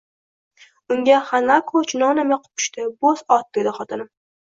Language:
Uzbek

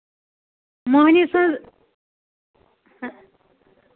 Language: Kashmiri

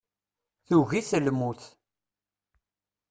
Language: Kabyle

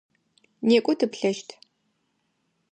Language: Adyghe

